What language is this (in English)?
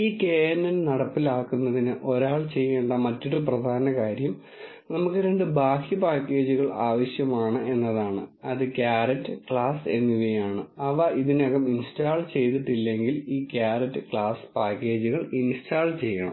Malayalam